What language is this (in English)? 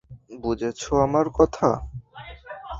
Bangla